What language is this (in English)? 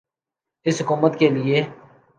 Urdu